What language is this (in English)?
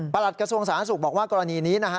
Thai